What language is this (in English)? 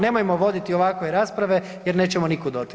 Croatian